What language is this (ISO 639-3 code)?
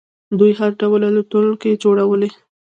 pus